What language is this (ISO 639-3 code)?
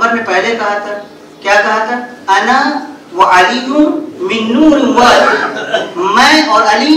hin